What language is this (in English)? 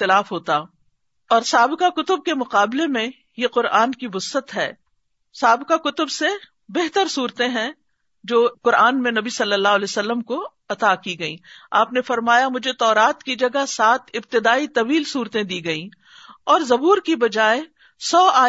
Urdu